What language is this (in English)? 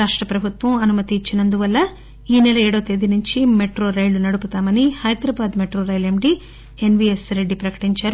Telugu